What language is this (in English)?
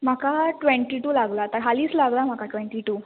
Konkani